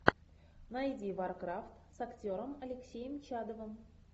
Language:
Russian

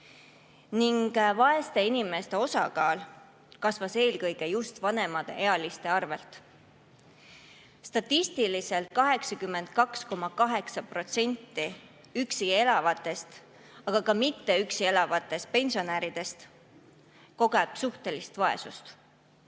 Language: Estonian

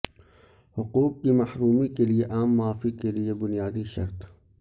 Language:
Urdu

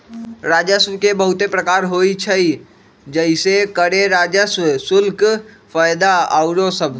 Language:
Magahi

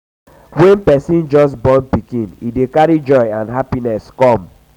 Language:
Nigerian Pidgin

